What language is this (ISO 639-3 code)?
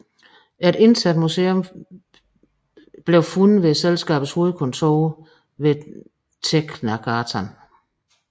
dan